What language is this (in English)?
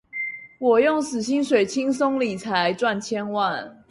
Chinese